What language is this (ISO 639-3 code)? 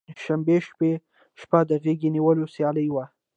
pus